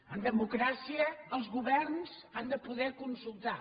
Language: Catalan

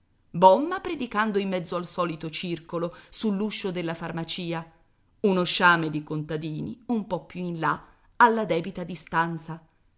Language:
Italian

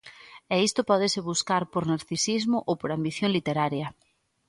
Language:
Galician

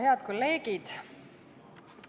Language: Estonian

